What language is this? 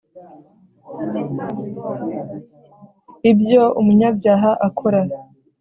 Kinyarwanda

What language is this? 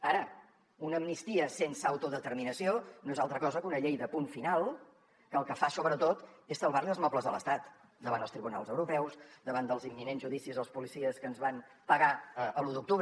Catalan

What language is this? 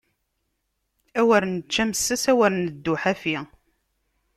Kabyle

